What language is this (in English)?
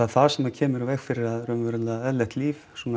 Icelandic